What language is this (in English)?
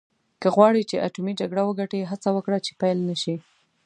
Pashto